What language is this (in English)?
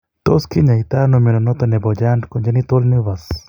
Kalenjin